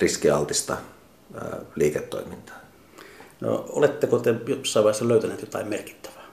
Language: Finnish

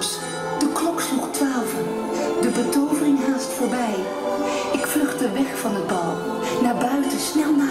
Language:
Dutch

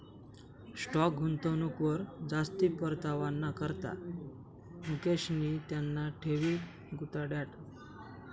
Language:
Marathi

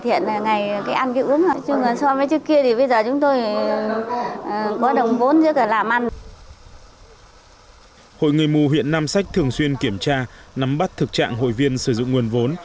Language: Vietnamese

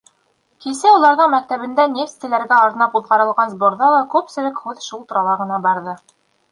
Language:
Bashkir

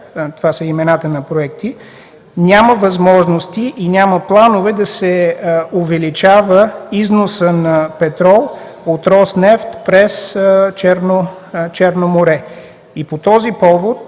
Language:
Bulgarian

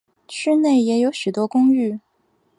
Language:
Chinese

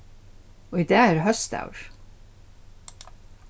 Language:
Faroese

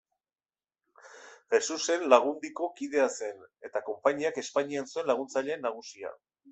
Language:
Basque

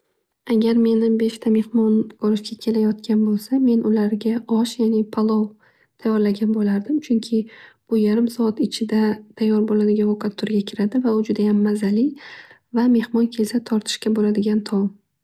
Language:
Uzbek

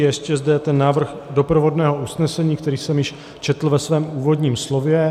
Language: Czech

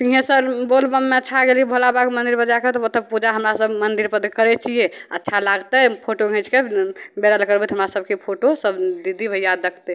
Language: Maithili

